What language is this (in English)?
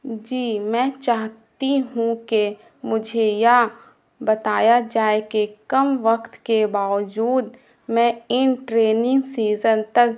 Urdu